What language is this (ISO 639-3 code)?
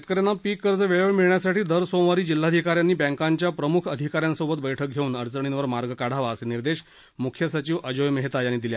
mar